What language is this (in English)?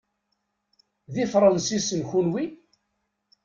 Kabyle